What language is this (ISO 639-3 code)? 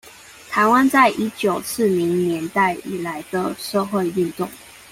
zho